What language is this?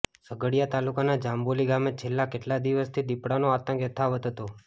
Gujarati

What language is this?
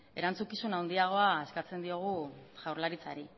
Basque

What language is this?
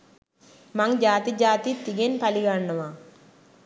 Sinhala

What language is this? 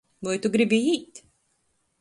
Latgalian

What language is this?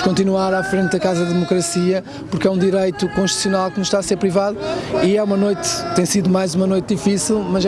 Portuguese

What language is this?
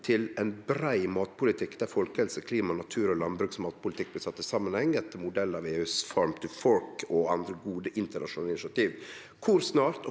Norwegian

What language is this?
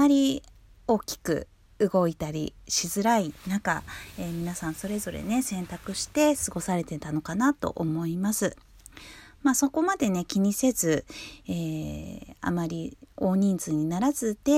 Japanese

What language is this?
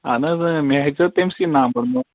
Kashmiri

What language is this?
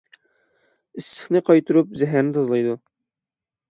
Uyghur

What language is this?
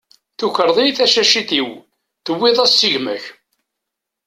Kabyle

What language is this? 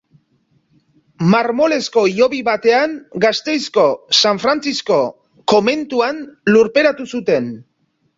Basque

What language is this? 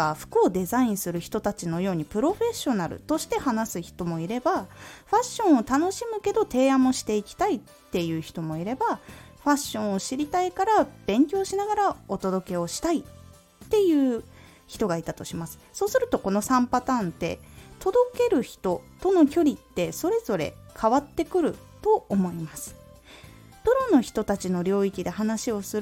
Japanese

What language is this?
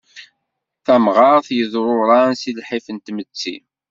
Kabyle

